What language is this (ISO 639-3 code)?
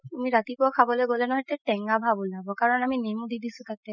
asm